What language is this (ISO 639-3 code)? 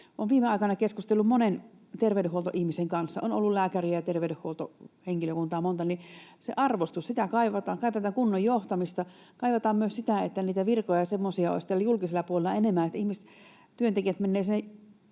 fin